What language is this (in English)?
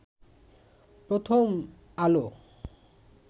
Bangla